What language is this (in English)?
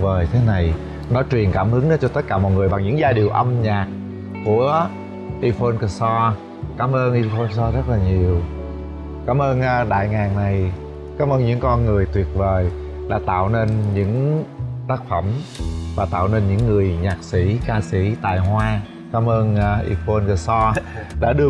Vietnamese